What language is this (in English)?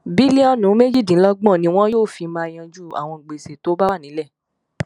Yoruba